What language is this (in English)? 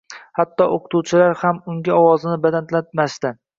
Uzbek